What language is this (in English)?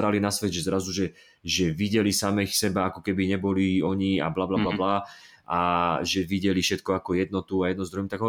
Slovak